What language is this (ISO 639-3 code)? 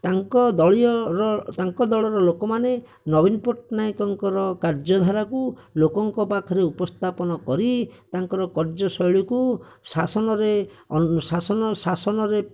ori